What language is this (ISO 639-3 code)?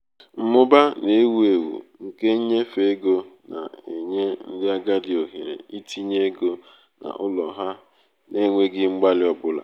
ibo